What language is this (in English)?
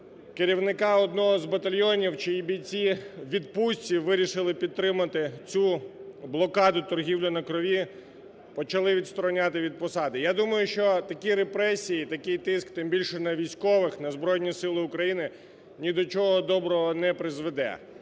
Ukrainian